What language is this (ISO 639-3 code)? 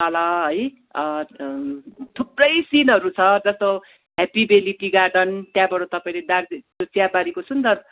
nep